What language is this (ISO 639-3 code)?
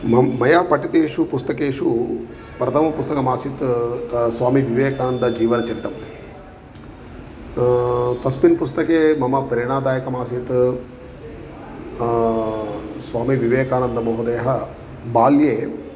san